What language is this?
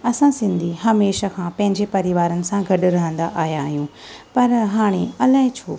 Sindhi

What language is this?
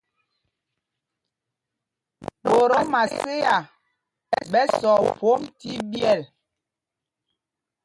Mpumpong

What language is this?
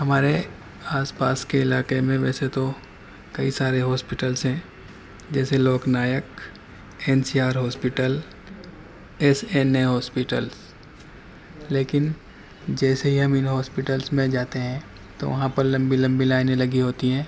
Urdu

